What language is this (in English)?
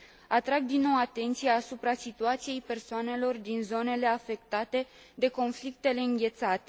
Romanian